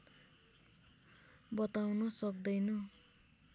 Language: Nepali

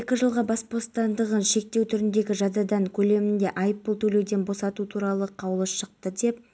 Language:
Kazakh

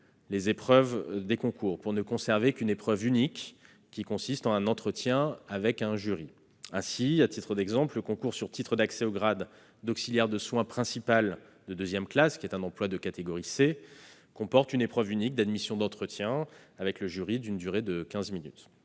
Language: French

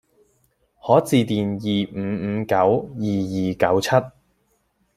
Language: Cantonese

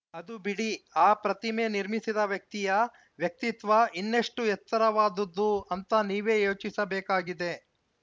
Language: Kannada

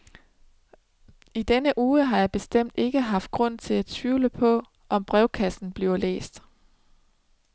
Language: Danish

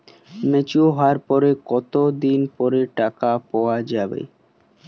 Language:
Bangla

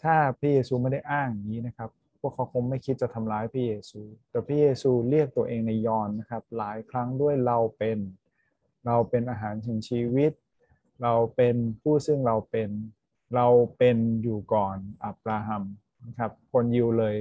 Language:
Thai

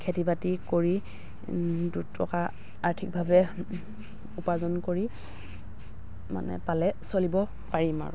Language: Assamese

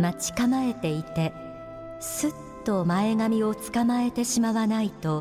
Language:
Japanese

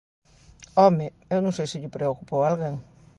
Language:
Galician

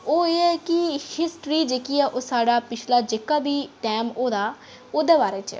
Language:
Dogri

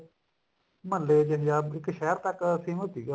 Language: Punjabi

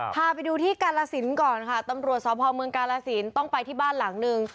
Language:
Thai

